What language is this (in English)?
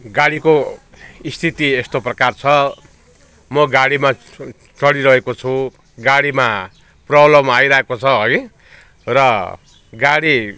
Nepali